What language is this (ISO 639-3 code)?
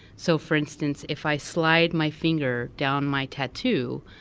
eng